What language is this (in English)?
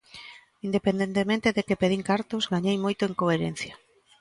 Galician